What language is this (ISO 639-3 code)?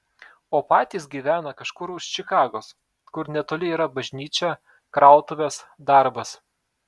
lit